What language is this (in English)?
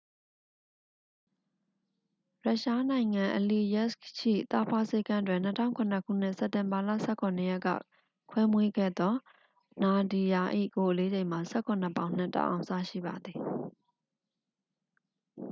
Burmese